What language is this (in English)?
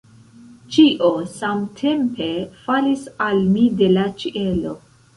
Esperanto